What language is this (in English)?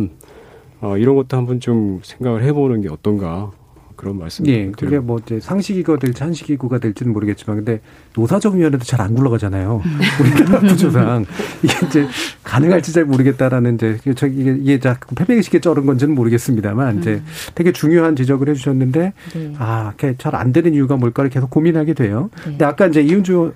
Korean